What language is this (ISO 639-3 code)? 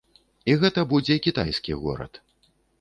bel